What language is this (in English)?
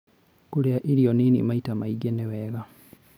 Kikuyu